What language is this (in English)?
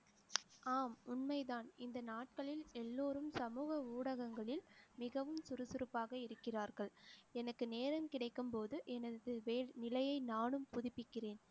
Tamil